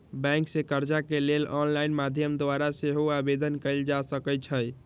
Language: Magahi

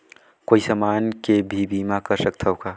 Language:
Chhattisgarhi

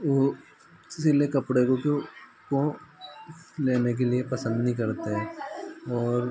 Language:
Hindi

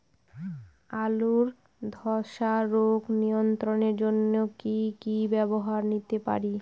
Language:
Bangla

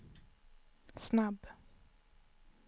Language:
Swedish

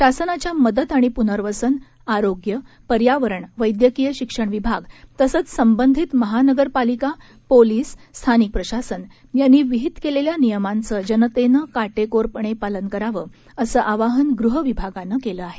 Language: Marathi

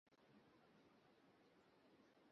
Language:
Bangla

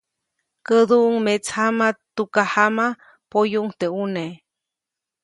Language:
Copainalá Zoque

